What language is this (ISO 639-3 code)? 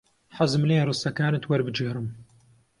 ckb